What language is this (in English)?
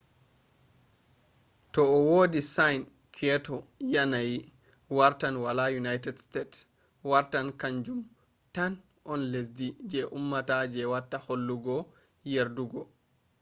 Fula